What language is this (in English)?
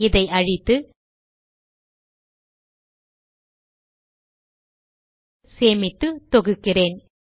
Tamil